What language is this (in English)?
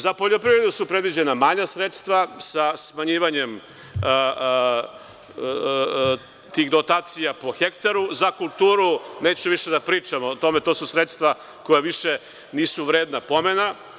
Serbian